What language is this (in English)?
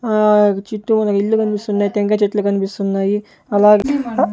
Telugu